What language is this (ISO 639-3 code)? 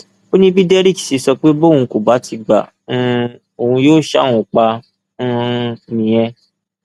yor